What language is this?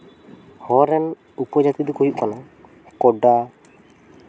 Santali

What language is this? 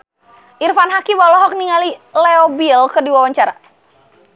Sundanese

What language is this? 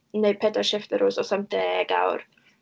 Welsh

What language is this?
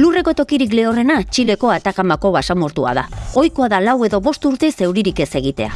Basque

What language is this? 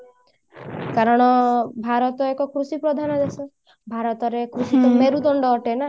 Odia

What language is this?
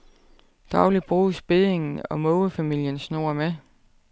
Danish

